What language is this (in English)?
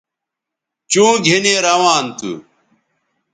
Bateri